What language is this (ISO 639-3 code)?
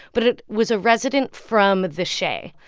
eng